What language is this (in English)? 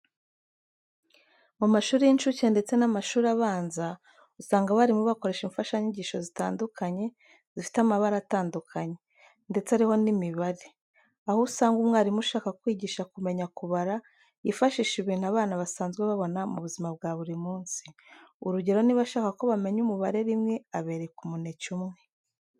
Kinyarwanda